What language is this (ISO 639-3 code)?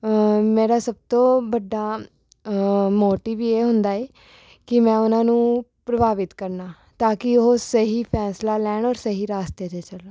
pan